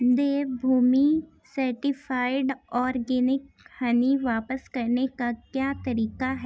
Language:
Urdu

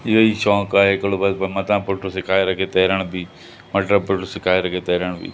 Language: Sindhi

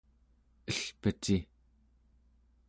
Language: Central Yupik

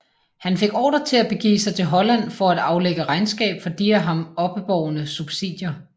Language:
Danish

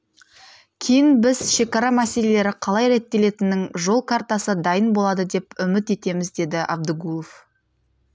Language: Kazakh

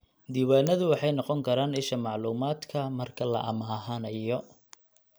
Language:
Somali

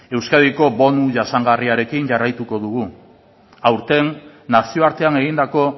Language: Basque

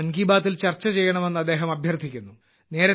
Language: Malayalam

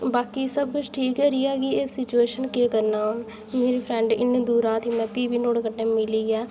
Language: Dogri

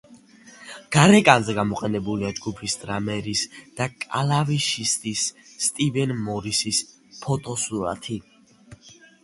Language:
Georgian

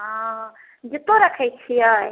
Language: Maithili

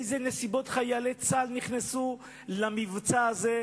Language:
Hebrew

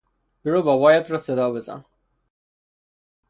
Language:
Persian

